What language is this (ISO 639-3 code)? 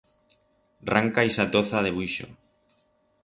arg